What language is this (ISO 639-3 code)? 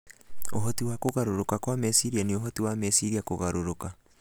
kik